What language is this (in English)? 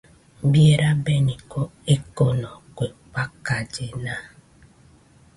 Nüpode Huitoto